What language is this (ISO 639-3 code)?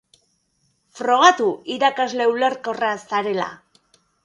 eus